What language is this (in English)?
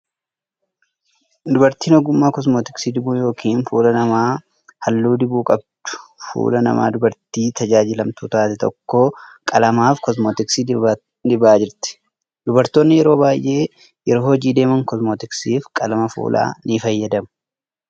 Oromo